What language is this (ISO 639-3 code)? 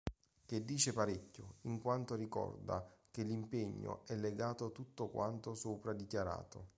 ita